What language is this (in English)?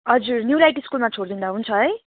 Nepali